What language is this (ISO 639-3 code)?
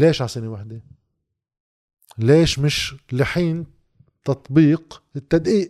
ara